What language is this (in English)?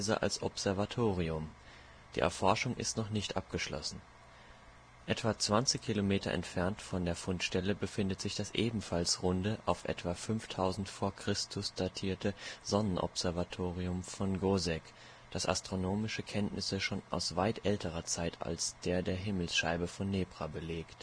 German